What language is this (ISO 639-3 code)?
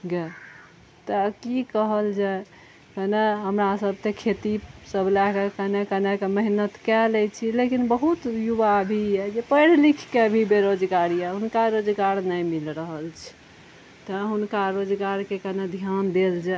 mai